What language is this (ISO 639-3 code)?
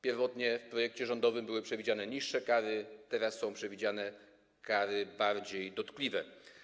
pol